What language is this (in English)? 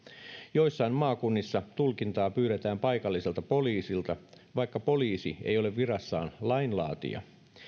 Finnish